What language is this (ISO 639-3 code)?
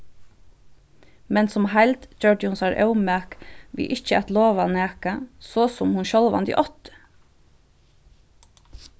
fao